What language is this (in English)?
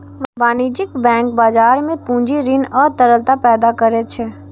Maithili